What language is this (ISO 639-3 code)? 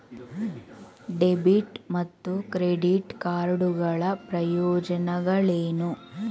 kan